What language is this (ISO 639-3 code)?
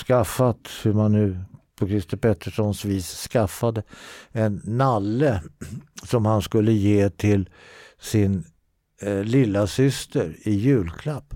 swe